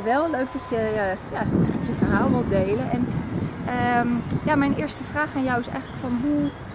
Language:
Dutch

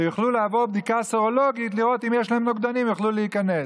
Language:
Hebrew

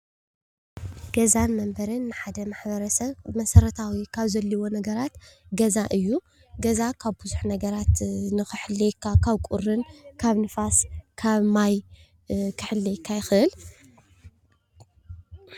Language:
Tigrinya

